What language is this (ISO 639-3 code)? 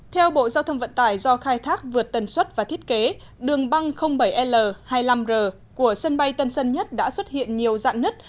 vie